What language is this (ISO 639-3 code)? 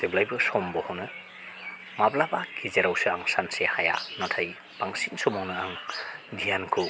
brx